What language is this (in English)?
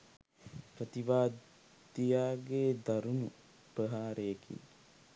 Sinhala